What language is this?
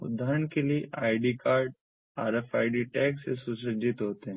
Hindi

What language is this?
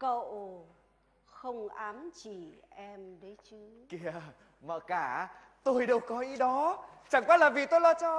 Vietnamese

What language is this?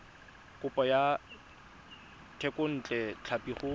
Tswana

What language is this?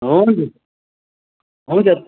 Nepali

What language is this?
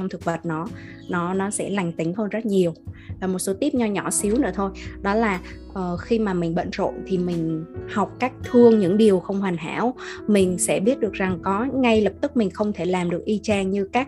Vietnamese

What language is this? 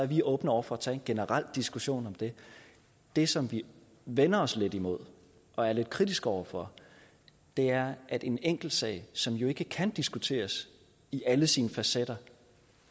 Danish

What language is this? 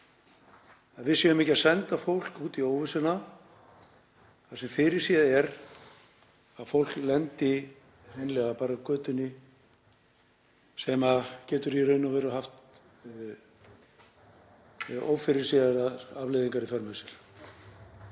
Icelandic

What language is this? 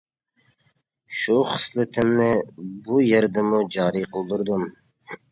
Uyghur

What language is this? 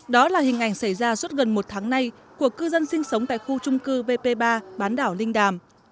Vietnamese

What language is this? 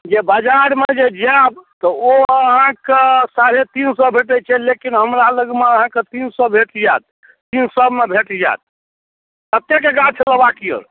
Maithili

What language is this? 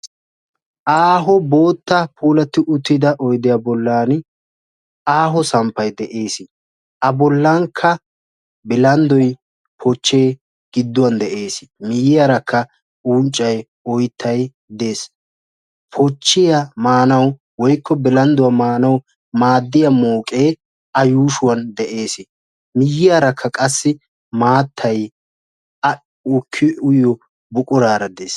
Wolaytta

